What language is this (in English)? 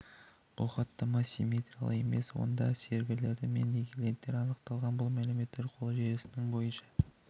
Kazakh